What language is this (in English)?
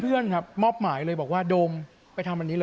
Thai